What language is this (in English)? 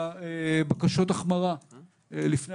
Hebrew